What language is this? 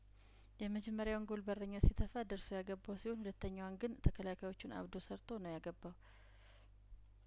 Amharic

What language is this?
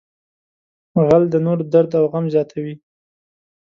Pashto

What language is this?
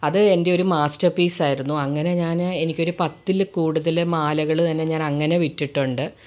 Malayalam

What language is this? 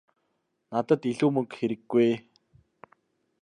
Mongolian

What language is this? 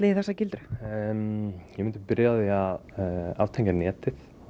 Icelandic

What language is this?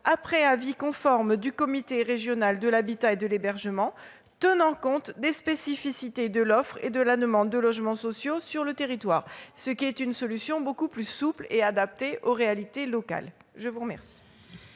French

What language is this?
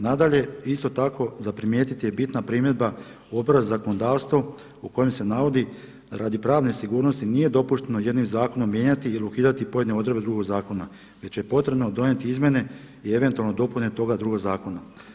Croatian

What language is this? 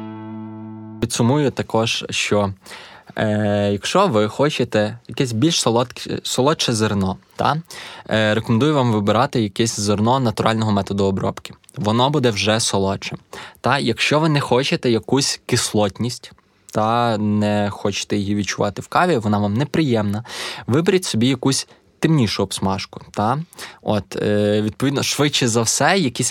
Ukrainian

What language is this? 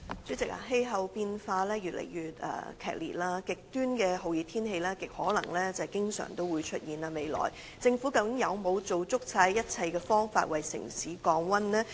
Cantonese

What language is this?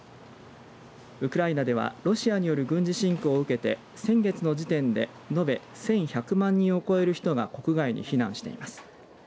Japanese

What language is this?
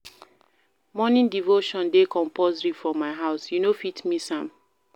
Nigerian Pidgin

